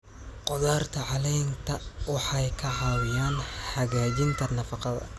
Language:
Somali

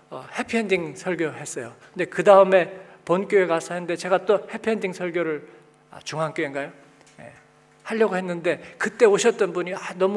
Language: Korean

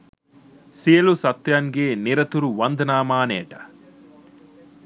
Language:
Sinhala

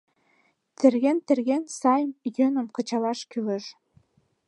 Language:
Mari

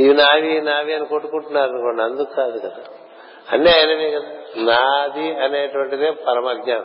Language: Telugu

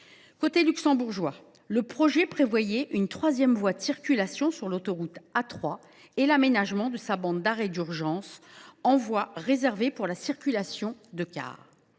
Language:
French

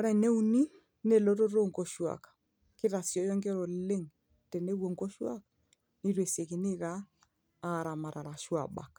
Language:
Masai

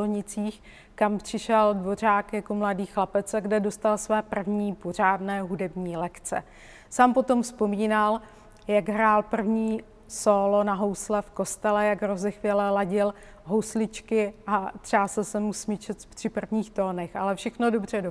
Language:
Czech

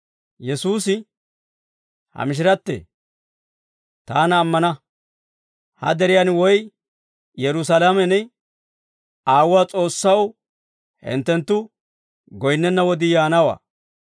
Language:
Dawro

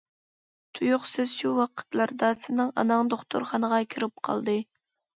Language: Uyghur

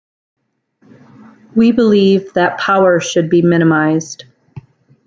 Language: English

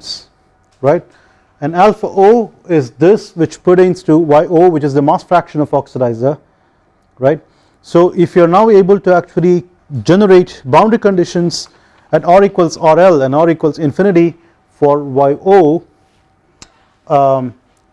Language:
English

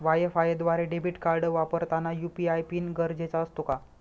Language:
Marathi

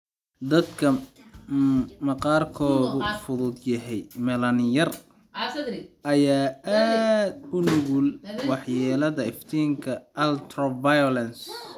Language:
Somali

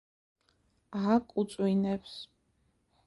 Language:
Georgian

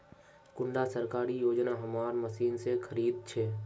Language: Magahi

